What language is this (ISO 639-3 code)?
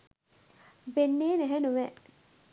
sin